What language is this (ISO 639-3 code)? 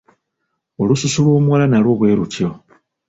lug